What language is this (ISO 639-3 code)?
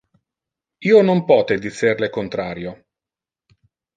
ina